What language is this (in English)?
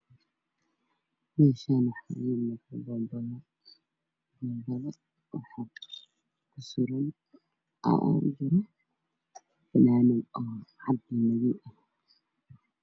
Somali